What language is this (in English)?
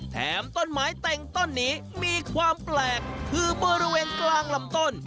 Thai